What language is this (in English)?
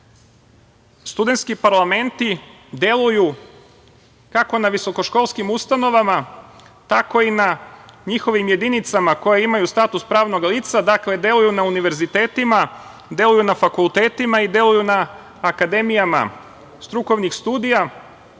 Serbian